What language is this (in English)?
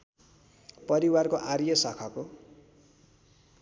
Nepali